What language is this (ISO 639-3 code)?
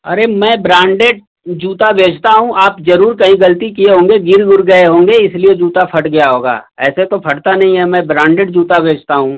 hin